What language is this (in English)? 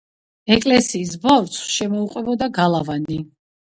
Georgian